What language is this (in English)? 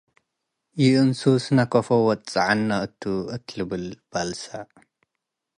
Tigre